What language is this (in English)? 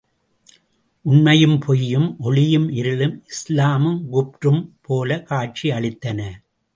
Tamil